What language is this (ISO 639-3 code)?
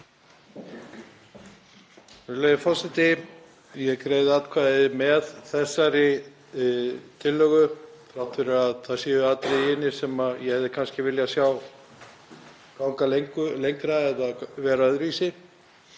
isl